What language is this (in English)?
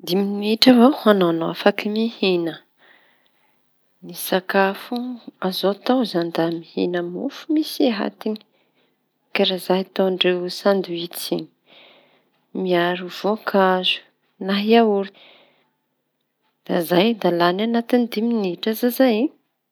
Tanosy Malagasy